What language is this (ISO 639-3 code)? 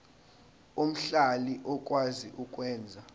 zul